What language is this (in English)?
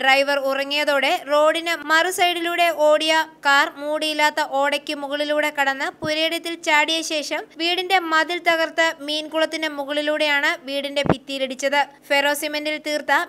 Romanian